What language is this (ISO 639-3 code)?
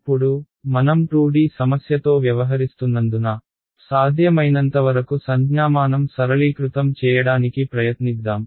tel